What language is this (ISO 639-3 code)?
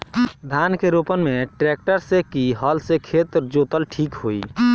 bho